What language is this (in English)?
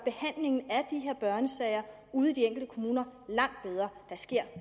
Danish